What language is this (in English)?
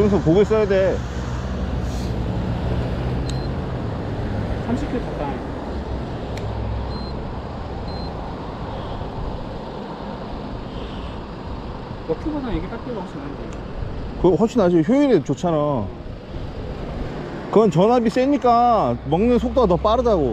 Korean